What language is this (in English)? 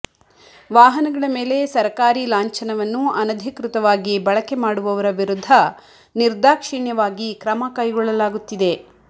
Kannada